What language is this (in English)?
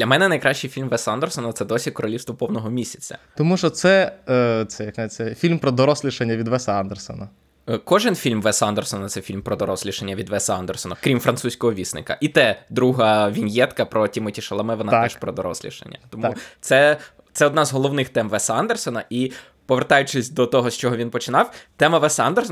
Ukrainian